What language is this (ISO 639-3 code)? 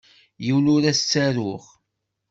kab